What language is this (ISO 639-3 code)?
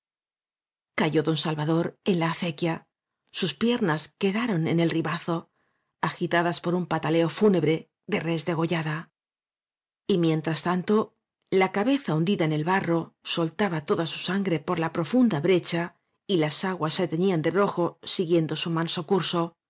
spa